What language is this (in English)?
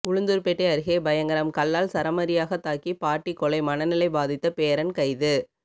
Tamil